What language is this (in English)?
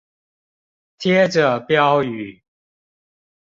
Chinese